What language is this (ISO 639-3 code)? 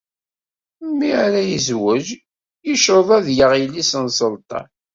kab